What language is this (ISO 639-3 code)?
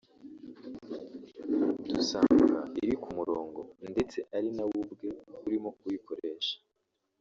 kin